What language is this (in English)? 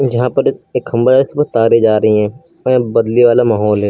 Hindi